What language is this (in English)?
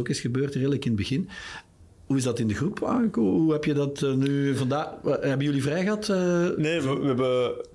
Dutch